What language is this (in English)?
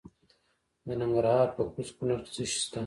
Pashto